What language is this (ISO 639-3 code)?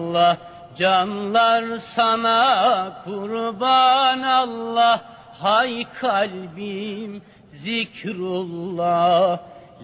tur